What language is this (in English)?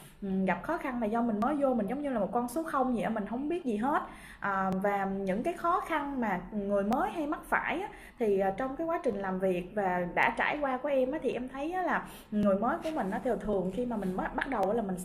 Vietnamese